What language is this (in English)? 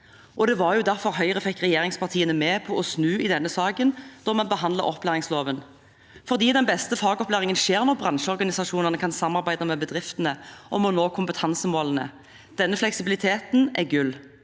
Norwegian